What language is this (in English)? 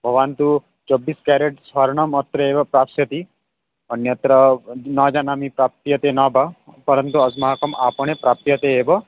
Sanskrit